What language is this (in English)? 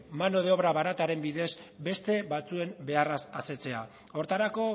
Basque